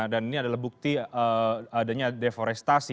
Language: Indonesian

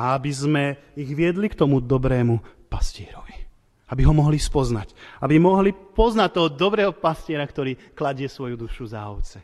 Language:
Slovak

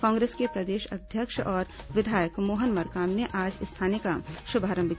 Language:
Hindi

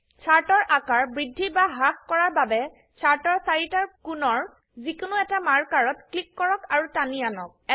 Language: Assamese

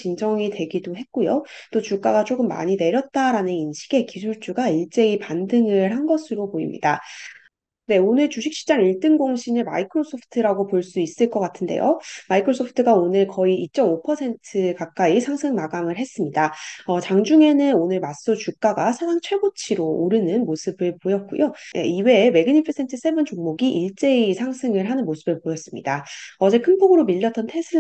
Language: Korean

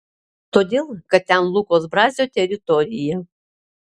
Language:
Lithuanian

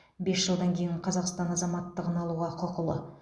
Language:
Kazakh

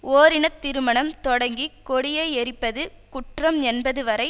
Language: Tamil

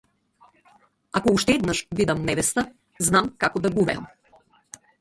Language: Macedonian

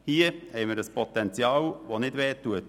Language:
Swiss German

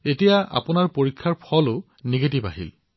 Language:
Assamese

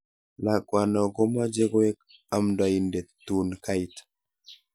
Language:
Kalenjin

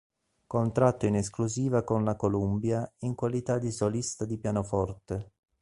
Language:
Italian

